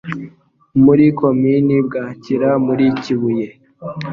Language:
Kinyarwanda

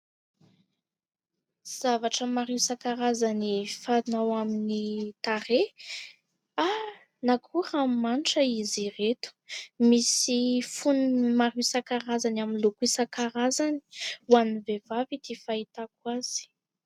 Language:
Malagasy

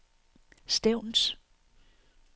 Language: Danish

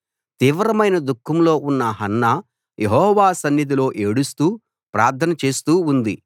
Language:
Telugu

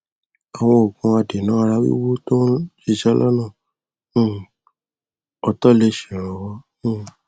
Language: Yoruba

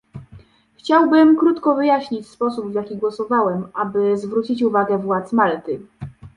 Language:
Polish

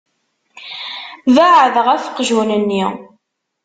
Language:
Kabyle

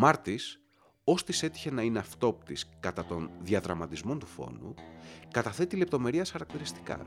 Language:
Greek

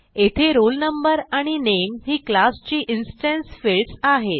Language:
Marathi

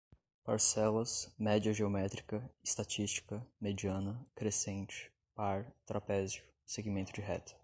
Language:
Portuguese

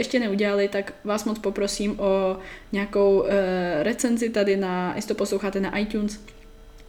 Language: Czech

